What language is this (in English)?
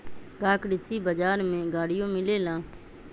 Magahi